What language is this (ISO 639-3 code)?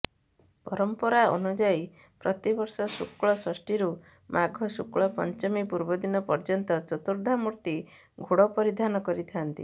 ori